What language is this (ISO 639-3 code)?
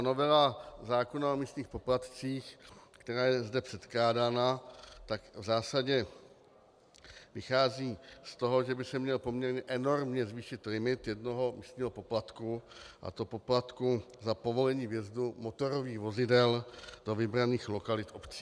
ces